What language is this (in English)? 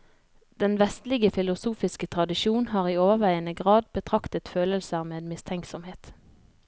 Norwegian